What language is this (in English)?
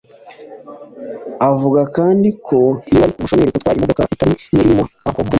Kinyarwanda